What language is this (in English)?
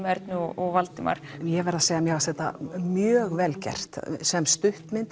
Icelandic